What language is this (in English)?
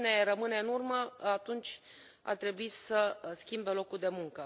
Romanian